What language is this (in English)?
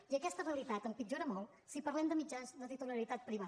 Catalan